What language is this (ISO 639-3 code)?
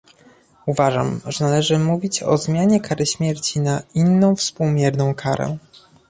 pol